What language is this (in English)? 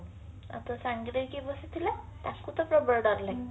Odia